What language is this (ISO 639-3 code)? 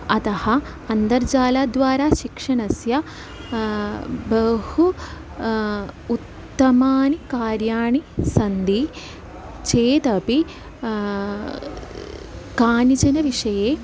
san